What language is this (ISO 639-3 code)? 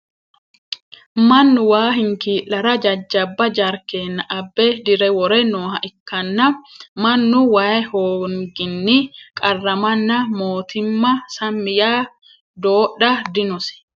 sid